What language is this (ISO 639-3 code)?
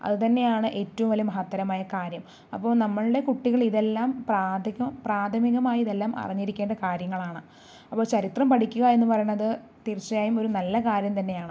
mal